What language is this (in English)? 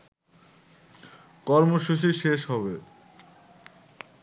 Bangla